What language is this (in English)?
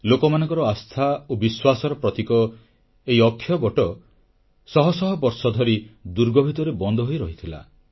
Odia